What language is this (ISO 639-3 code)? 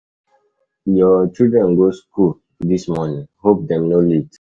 pcm